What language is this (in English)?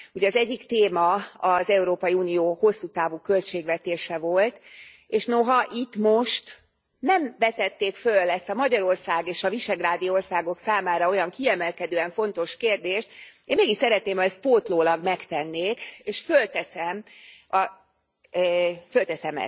Hungarian